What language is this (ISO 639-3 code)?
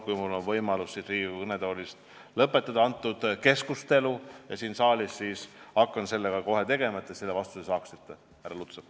est